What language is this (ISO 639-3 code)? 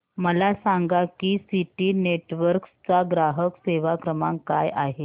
mar